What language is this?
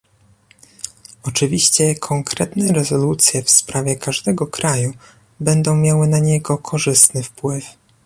Polish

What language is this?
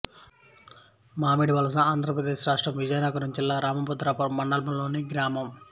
Telugu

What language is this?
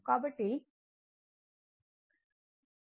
Telugu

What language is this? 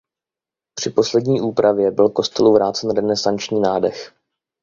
Czech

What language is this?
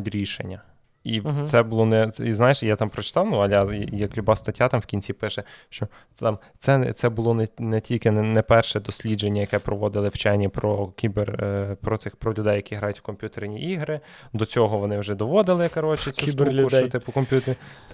Ukrainian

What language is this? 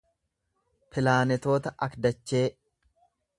Oromo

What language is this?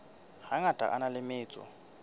Southern Sotho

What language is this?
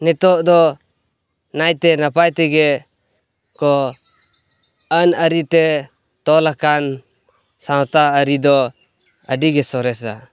Santali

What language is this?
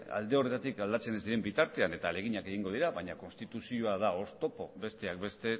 Basque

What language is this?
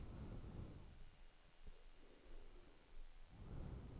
Swedish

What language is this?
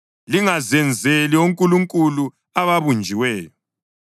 North Ndebele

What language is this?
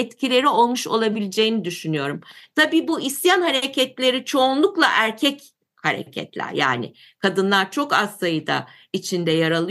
Turkish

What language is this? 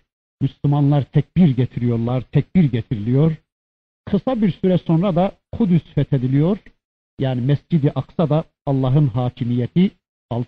Turkish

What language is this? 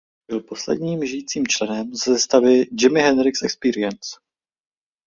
Czech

